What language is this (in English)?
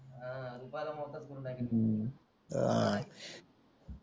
Marathi